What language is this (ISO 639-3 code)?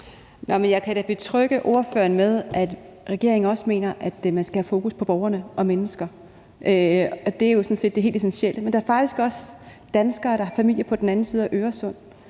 dan